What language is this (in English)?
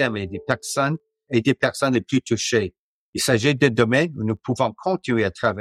French